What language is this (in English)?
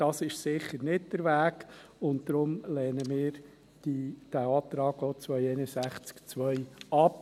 Swiss German